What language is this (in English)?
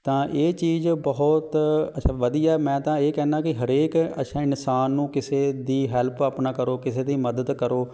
Punjabi